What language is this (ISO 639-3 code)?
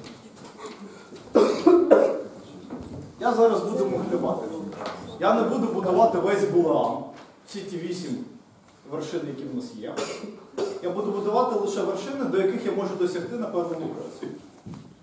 ukr